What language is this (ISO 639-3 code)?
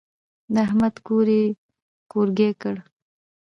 pus